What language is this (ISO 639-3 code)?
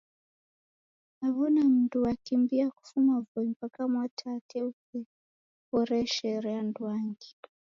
dav